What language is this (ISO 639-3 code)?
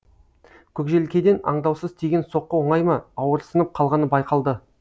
kaz